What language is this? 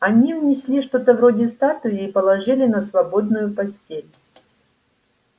Russian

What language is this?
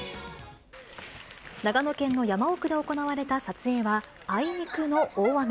Japanese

